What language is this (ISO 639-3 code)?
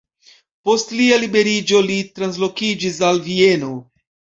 epo